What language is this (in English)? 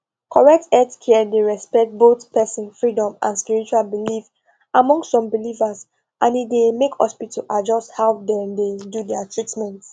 Nigerian Pidgin